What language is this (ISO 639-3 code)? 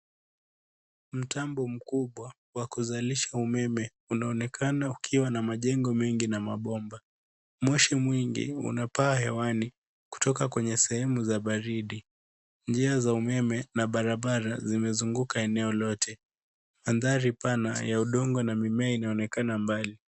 swa